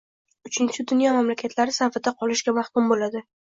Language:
Uzbek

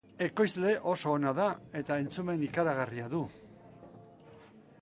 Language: Basque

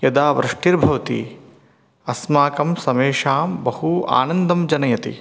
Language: Sanskrit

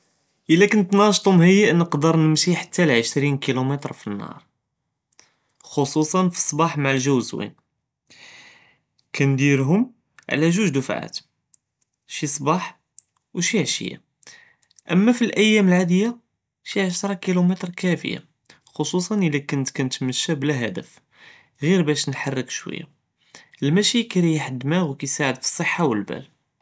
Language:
Judeo-Arabic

